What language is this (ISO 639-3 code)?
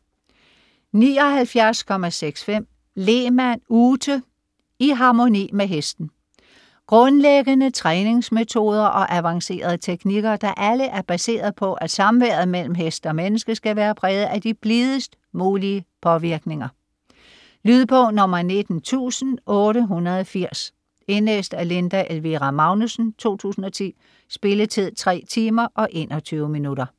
dan